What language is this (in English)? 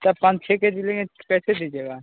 Hindi